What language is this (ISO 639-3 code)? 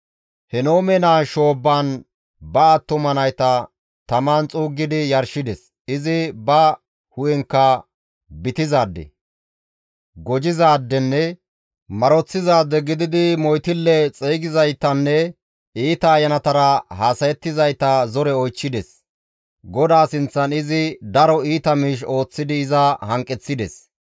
gmv